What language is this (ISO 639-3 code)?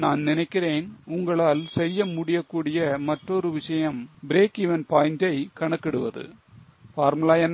tam